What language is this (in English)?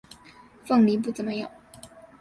Chinese